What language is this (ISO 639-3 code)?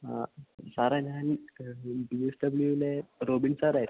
mal